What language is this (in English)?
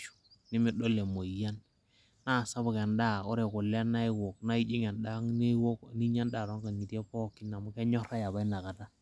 Masai